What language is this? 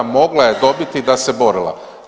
Croatian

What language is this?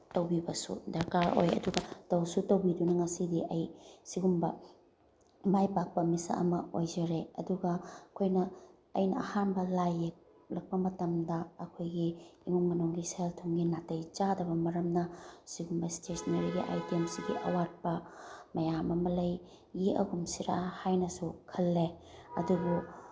Manipuri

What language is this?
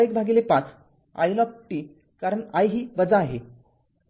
Marathi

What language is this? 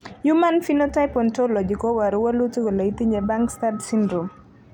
Kalenjin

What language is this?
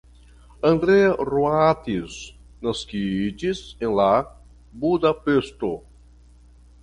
Esperanto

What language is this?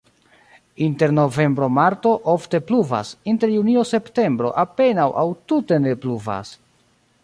Esperanto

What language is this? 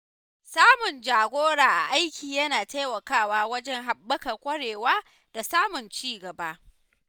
Hausa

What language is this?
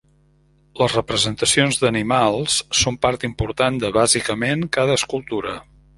Catalan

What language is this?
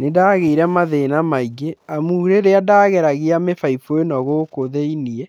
Kikuyu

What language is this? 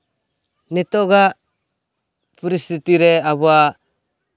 Santali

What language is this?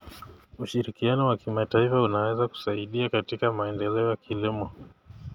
Kalenjin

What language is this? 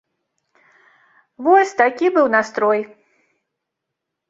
Belarusian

